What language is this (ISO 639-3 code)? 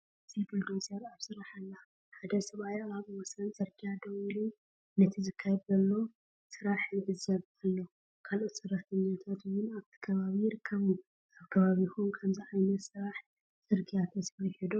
tir